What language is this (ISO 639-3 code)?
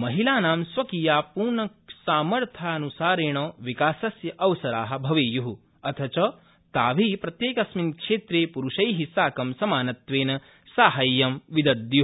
san